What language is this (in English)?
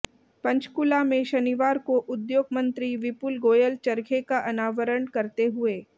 Hindi